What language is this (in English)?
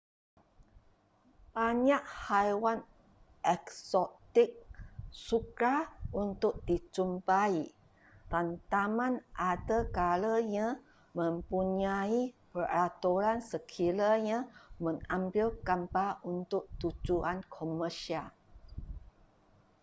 Malay